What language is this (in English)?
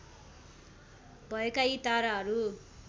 Nepali